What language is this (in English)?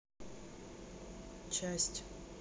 Russian